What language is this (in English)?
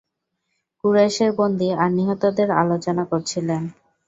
Bangla